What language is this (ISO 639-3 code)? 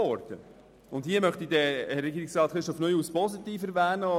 gsw